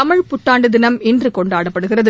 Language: Tamil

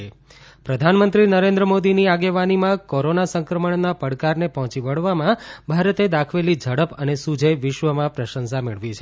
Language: Gujarati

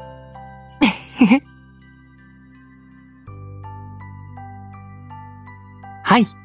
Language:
Japanese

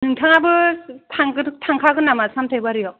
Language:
Bodo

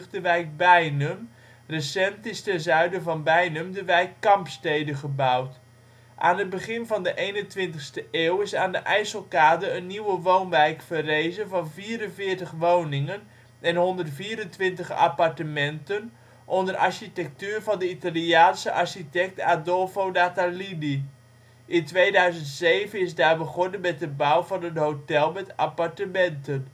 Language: Dutch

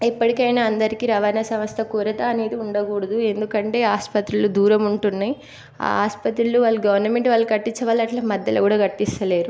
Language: Telugu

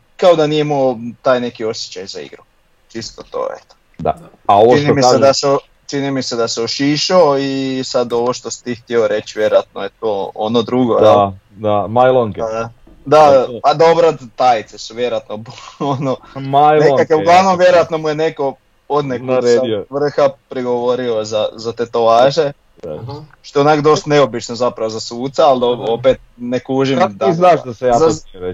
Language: Croatian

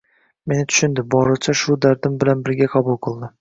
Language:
Uzbek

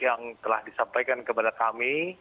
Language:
Indonesian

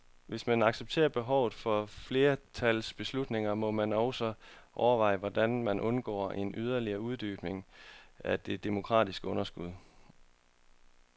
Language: Danish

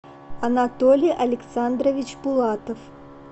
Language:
Russian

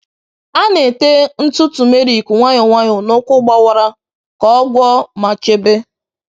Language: Igbo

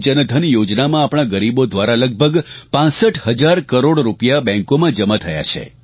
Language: Gujarati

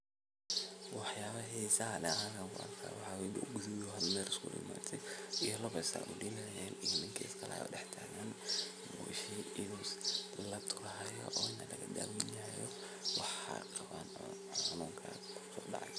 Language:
Somali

